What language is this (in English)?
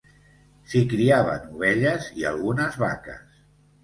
Catalan